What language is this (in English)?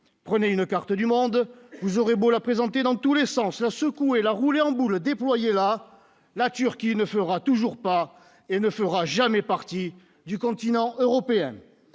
French